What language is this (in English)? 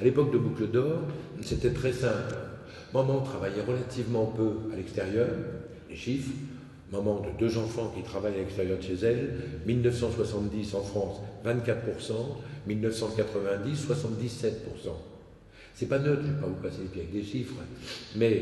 French